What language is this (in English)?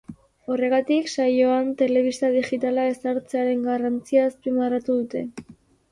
Basque